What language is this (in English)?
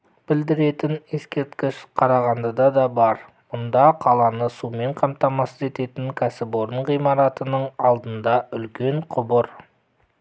Kazakh